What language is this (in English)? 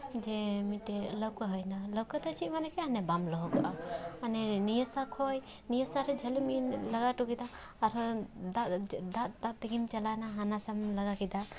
Santali